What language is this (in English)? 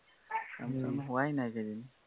Assamese